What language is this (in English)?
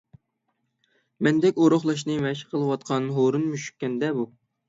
Uyghur